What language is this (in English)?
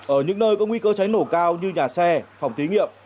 Vietnamese